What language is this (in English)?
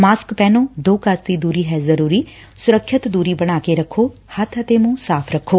Punjabi